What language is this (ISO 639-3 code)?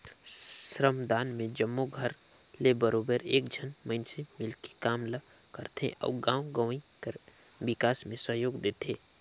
hne